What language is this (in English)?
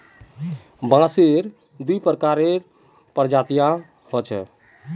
Magahi